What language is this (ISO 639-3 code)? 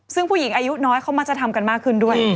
tha